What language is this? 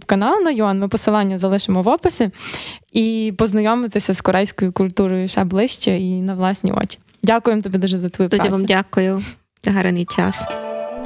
Ukrainian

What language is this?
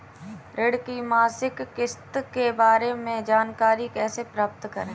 Hindi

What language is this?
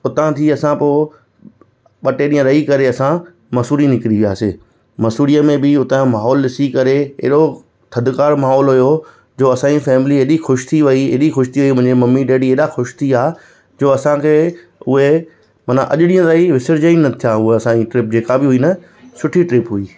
Sindhi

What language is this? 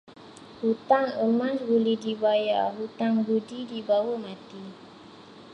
Malay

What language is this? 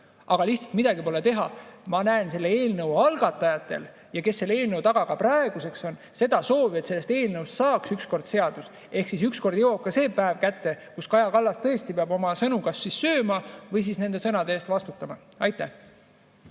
Estonian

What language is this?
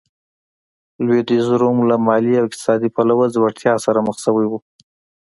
Pashto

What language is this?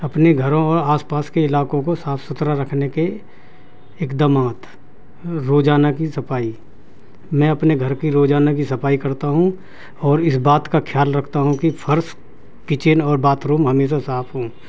Urdu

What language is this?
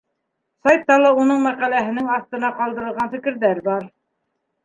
Bashkir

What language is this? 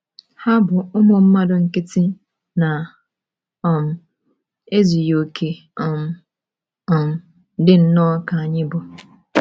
Igbo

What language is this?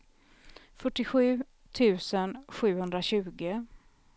Swedish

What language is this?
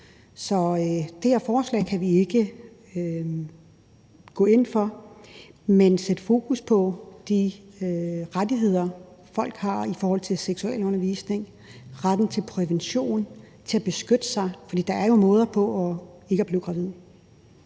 Danish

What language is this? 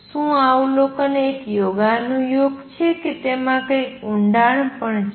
Gujarati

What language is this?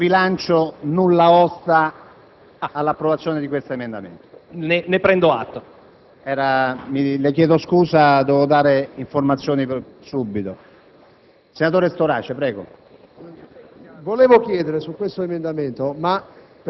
Italian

